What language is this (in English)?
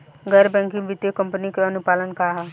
Bhojpuri